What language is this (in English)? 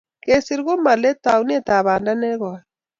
Kalenjin